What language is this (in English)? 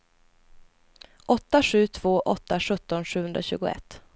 Swedish